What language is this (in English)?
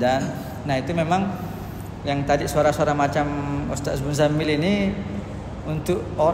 Indonesian